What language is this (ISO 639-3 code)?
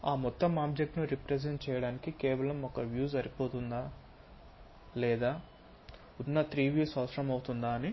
tel